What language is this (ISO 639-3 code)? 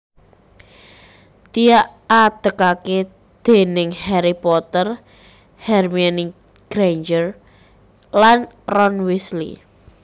jav